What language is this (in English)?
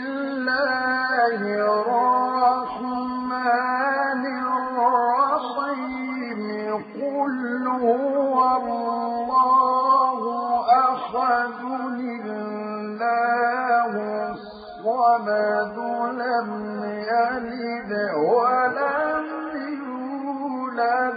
Arabic